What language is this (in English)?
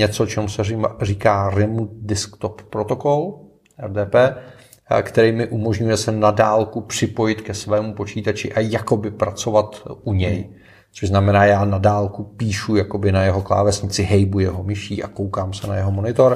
Czech